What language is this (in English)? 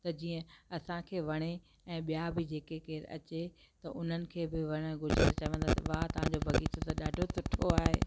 Sindhi